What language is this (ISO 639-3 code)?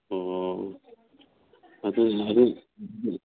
mni